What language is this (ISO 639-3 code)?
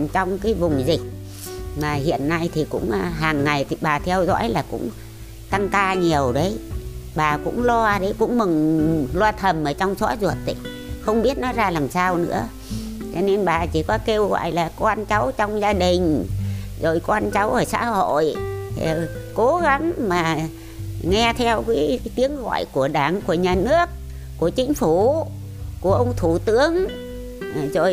vie